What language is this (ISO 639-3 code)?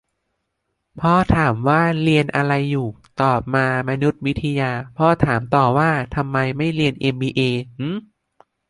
tha